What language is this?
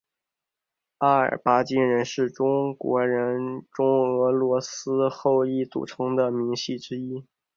Chinese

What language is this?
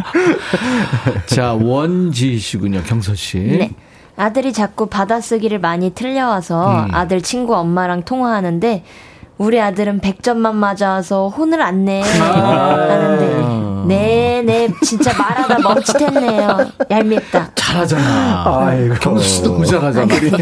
Korean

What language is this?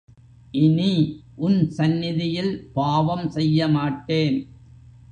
Tamil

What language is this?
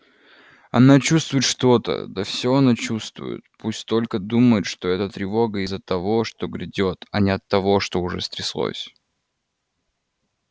Russian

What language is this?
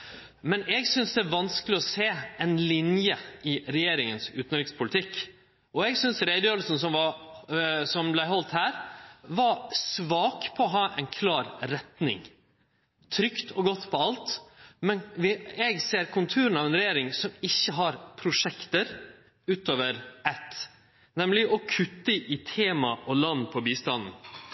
Norwegian Nynorsk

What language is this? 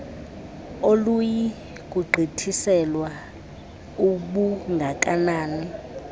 Xhosa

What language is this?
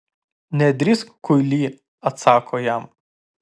Lithuanian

